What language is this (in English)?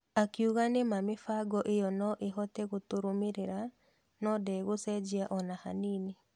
Kikuyu